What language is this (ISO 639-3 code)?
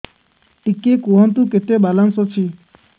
ori